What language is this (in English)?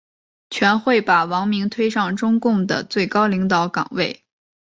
Chinese